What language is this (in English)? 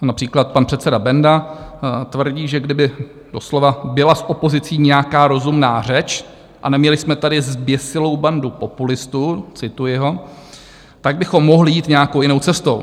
Czech